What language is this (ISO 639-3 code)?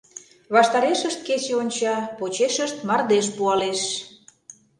chm